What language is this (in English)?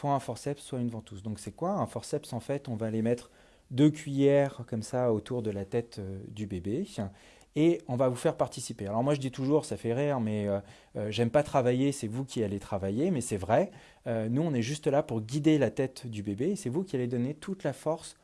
French